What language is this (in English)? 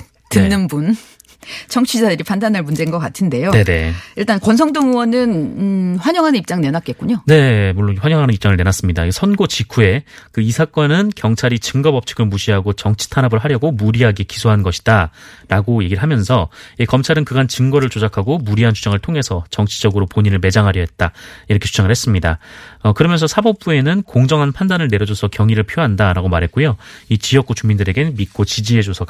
Korean